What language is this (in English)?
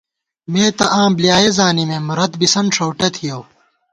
Gawar-Bati